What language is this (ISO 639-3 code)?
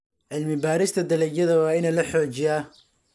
som